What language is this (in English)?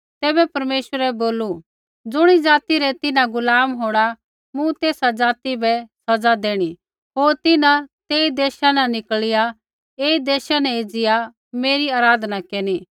Kullu Pahari